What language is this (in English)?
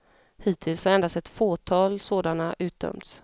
Swedish